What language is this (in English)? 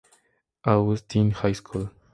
Spanish